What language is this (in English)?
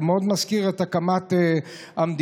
Hebrew